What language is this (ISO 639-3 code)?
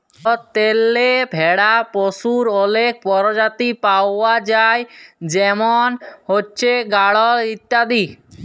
ben